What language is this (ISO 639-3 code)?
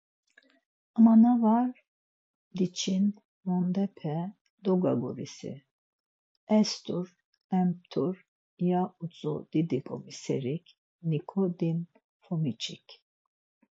lzz